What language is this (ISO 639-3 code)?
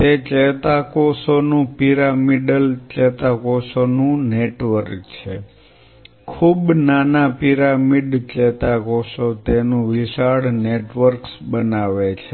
guj